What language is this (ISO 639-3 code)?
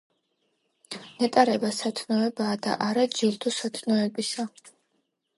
kat